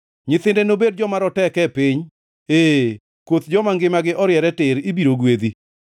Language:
Luo (Kenya and Tanzania)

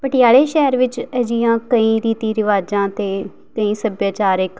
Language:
Punjabi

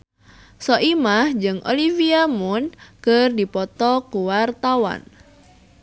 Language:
Sundanese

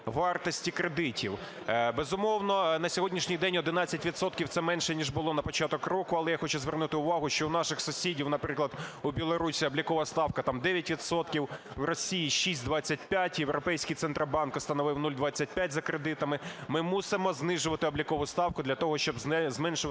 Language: Ukrainian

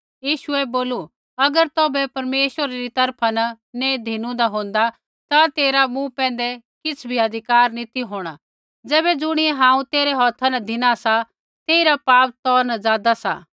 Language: Kullu Pahari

